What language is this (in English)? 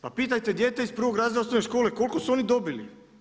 Croatian